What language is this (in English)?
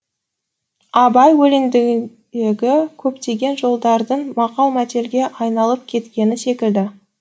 Kazakh